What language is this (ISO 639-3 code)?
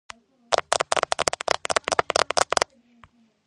kat